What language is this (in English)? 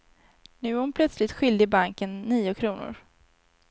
Swedish